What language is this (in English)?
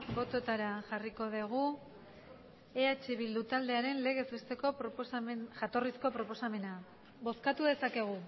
Basque